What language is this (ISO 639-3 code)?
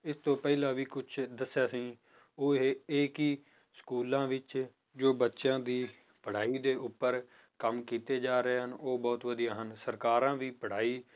pan